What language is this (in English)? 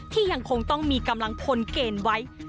Thai